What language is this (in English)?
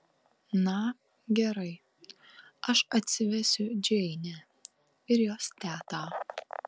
Lithuanian